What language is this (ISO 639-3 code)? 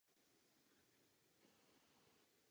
ces